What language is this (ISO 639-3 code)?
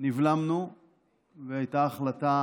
heb